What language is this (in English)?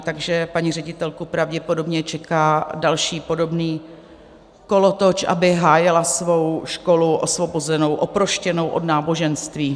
Czech